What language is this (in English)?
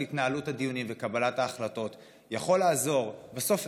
Hebrew